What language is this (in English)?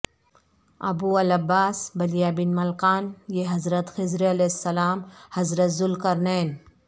Urdu